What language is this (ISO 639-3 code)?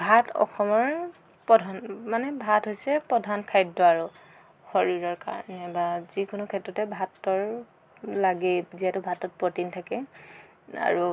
asm